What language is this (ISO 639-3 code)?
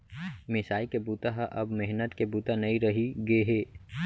hne